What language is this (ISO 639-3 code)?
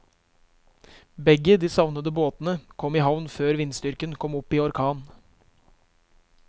nor